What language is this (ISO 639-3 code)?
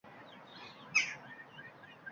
uzb